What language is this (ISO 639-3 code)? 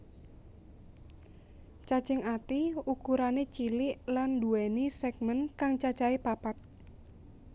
jav